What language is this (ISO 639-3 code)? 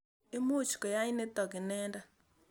kln